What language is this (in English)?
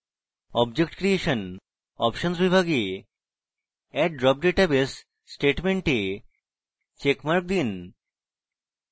Bangla